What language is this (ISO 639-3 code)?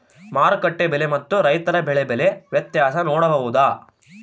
kan